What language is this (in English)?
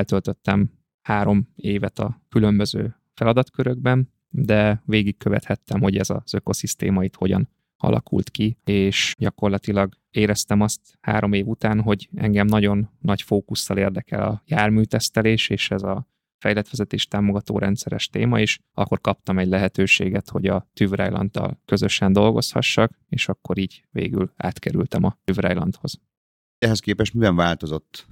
Hungarian